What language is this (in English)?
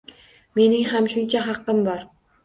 Uzbek